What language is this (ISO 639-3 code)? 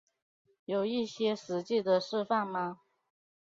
zho